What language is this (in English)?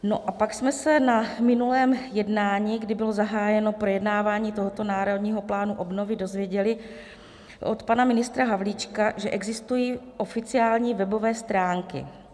Czech